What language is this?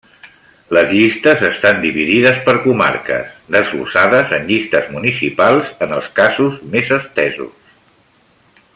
Catalan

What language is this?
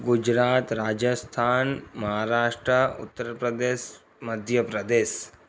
Sindhi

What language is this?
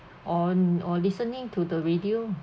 English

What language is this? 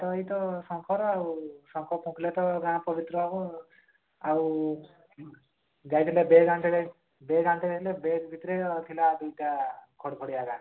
Odia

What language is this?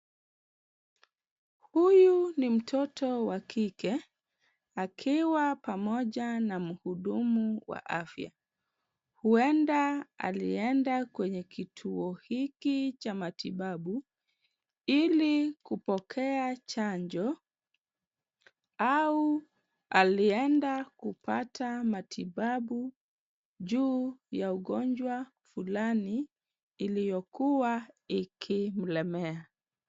Swahili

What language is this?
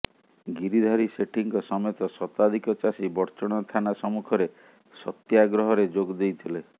Odia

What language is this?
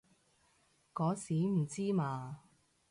Cantonese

